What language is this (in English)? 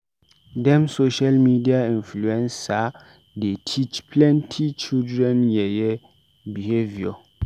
Nigerian Pidgin